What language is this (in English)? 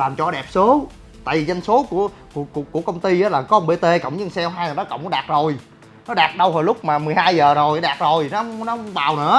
Vietnamese